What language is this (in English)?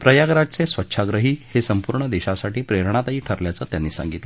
Marathi